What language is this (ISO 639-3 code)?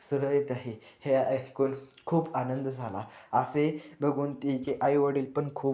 mar